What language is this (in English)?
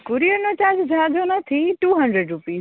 Gujarati